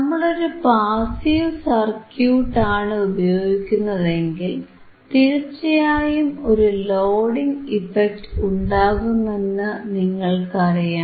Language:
Malayalam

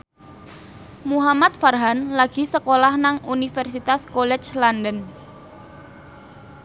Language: Javanese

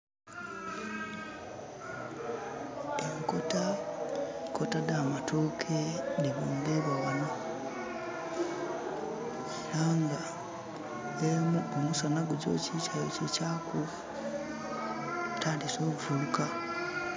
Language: Soga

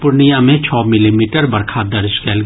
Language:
Maithili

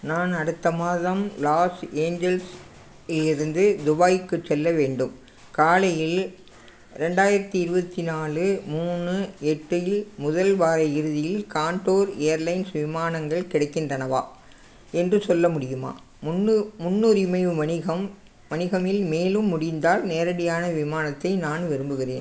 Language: Tamil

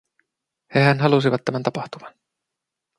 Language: Finnish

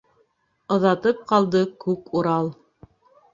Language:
Bashkir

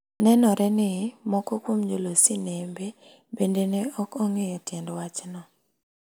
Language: Luo (Kenya and Tanzania)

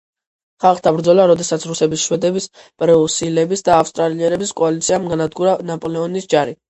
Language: Georgian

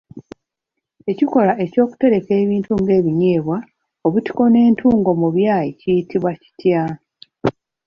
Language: Ganda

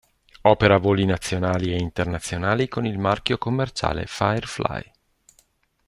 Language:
Italian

